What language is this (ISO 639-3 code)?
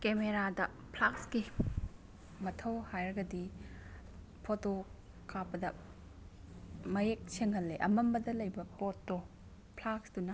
mni